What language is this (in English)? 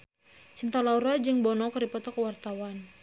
Sundanese